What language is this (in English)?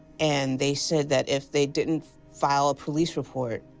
English